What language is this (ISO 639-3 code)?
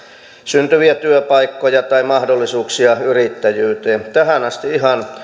fin